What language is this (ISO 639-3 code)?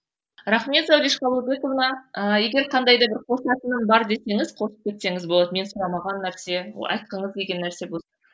kaz